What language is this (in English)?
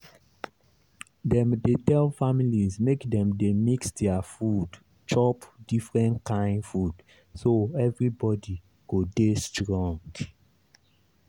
Nigerian Pidgin